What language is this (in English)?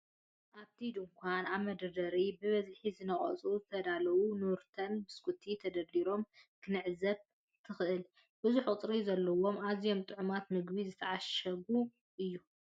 Tigrinya